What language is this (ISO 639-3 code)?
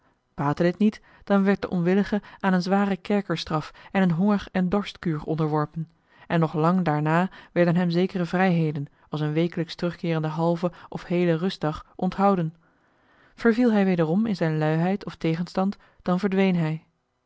nld